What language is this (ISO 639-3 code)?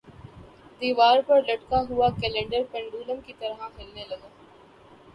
urd